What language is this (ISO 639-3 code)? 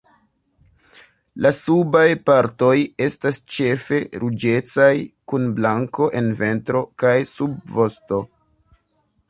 epo